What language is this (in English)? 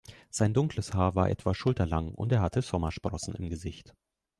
German